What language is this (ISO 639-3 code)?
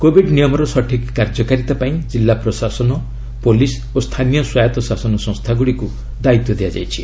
ori